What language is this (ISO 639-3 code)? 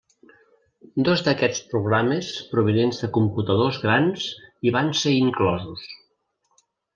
cat